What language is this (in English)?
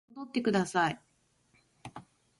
Japanese